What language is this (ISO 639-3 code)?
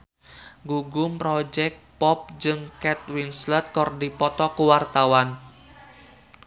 sun